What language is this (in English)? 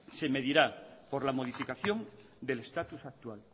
Spanish